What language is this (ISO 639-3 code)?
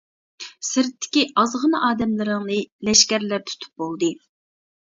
uig